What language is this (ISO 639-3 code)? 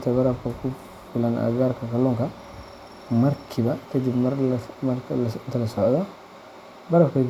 som